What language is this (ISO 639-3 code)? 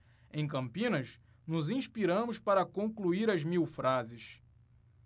por